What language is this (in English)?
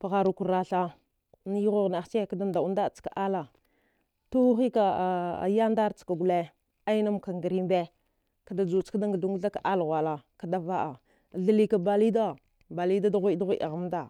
Dghwede